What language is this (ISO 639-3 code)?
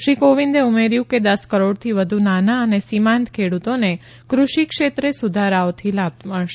guj